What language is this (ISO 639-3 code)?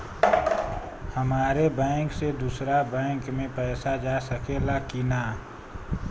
bho